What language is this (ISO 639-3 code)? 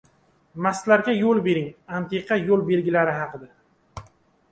uzb